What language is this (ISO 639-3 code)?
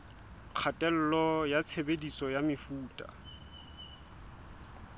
sot